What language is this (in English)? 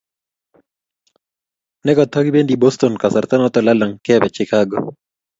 Kalenjin